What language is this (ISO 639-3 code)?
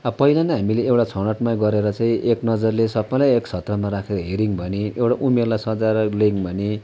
nep